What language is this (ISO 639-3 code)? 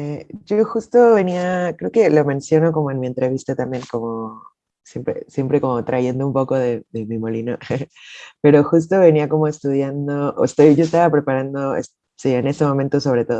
spa